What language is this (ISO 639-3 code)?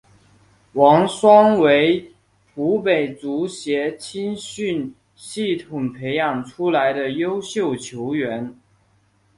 zho